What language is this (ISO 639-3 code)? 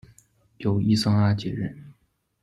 zho